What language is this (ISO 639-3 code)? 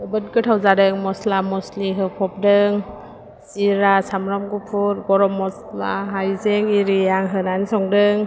brx